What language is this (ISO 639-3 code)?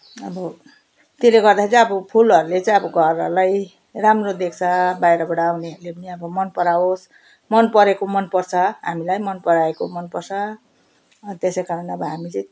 nep